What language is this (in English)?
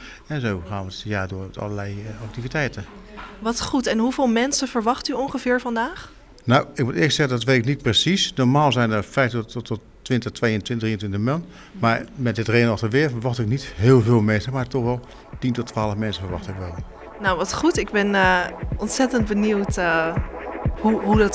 Dutch